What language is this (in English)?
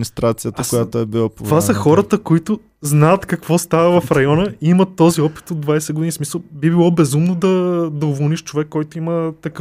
Bulgarian